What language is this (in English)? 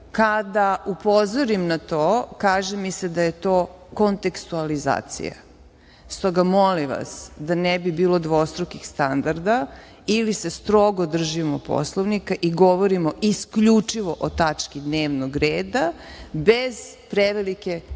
Serbian